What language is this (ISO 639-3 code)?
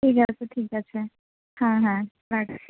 ben